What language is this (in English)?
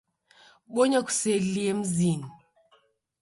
Taita